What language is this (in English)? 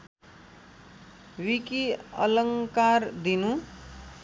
Nepali